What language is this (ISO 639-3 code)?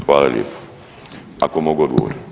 hrv